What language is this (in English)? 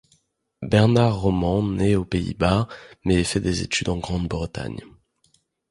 French